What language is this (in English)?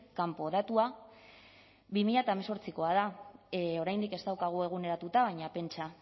Basque